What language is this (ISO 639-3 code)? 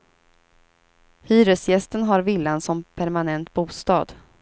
swe